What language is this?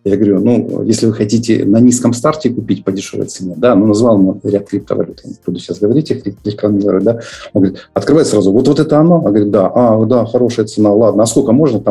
Russian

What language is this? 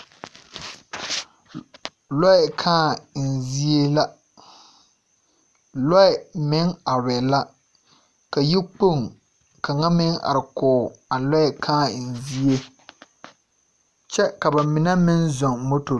Southern Dagaare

